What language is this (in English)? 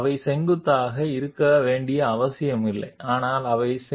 Telugu